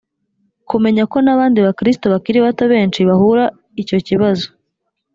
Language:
Kinyarwanda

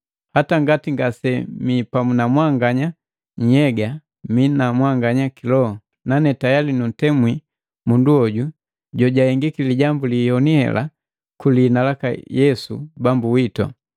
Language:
Matengo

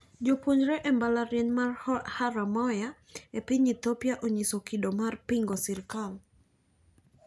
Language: Luo (Kenya and Tanzania)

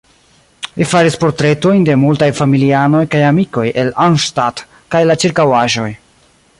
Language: Esperanto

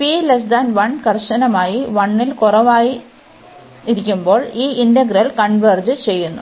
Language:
Malayalam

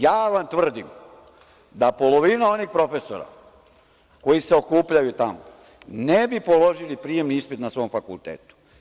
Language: Serbian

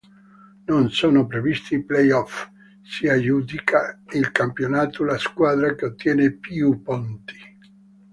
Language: Italian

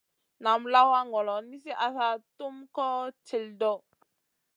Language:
Masana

